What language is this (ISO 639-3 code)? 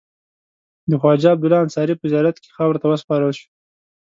pus